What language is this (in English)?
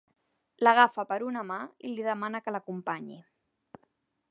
Catalan